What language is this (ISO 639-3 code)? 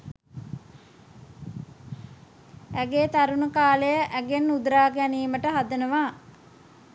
sin